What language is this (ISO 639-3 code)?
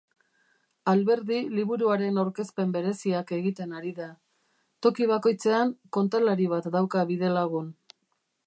eus